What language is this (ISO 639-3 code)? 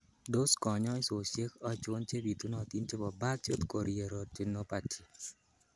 kln